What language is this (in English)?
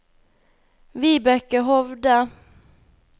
Norwegian